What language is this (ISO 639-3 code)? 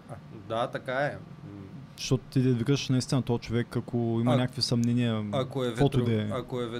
bul